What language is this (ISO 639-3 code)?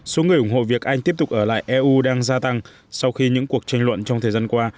vie